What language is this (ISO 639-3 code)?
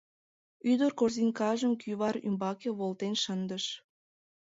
chm